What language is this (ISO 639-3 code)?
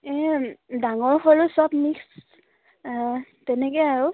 asm